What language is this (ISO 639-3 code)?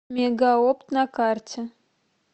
rus